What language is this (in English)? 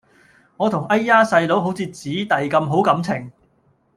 Cantonese